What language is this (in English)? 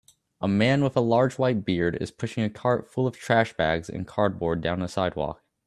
English